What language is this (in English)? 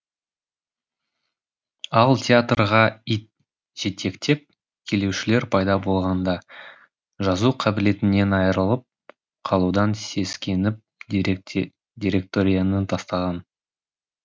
Kazakh